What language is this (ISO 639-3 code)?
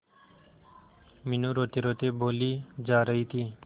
hin